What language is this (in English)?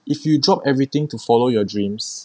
English